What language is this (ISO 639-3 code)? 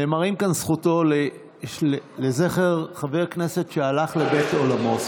heb